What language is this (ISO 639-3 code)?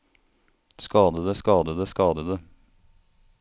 nor